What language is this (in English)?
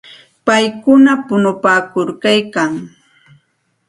Santa Ana de Tusi Pasco Quechua